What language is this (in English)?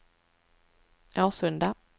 Swedish